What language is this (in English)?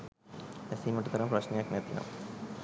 Sinhala